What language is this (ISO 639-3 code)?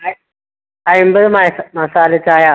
mal